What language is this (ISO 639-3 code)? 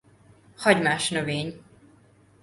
hun